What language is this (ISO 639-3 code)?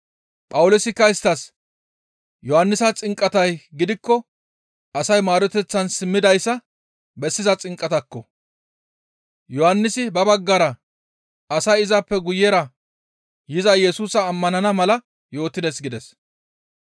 gmv